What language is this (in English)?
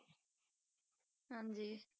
Punjabi